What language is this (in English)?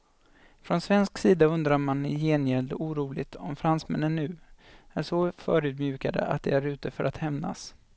Swedish